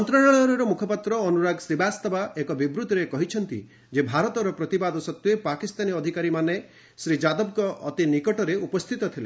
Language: Odia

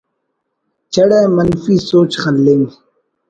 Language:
Brahui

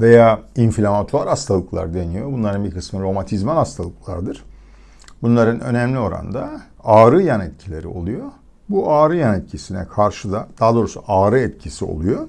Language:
Turkish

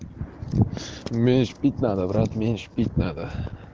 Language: Russian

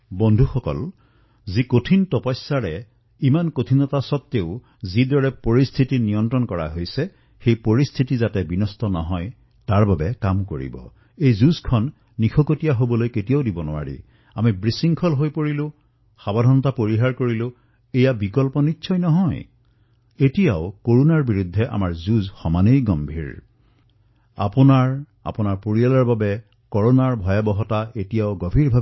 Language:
Assamese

